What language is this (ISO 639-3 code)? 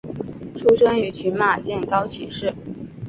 zho